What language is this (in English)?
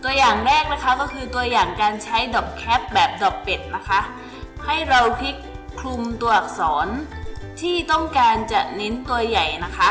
Thai